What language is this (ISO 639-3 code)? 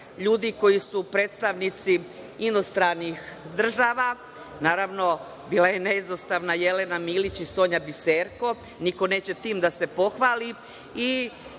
srp